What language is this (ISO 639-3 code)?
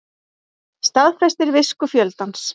isl